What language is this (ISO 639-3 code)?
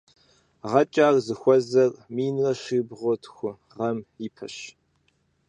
kbd